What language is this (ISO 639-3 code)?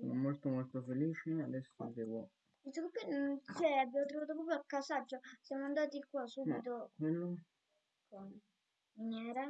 ita